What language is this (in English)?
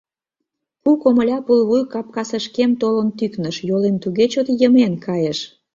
Mari